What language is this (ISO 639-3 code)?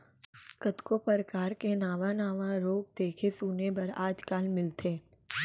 hne